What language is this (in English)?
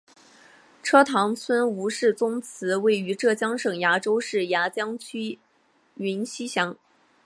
Chinese